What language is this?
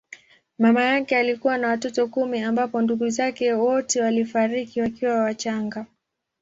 Swahili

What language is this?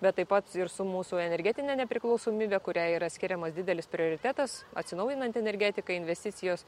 Lithuanian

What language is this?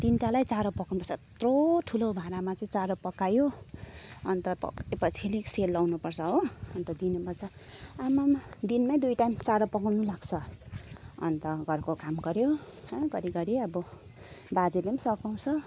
Nepali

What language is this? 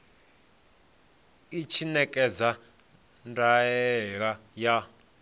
Venda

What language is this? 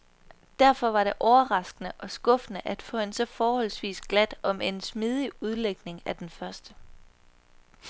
Danish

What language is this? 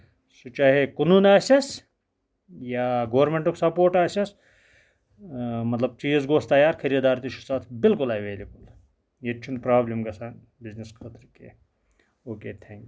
Kashmiri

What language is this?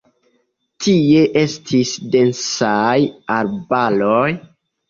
Esperanto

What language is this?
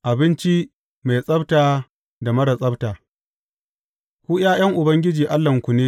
Hausa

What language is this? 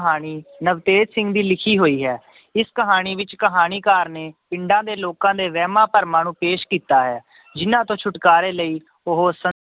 Punjabi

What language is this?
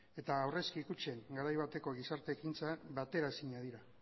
Basque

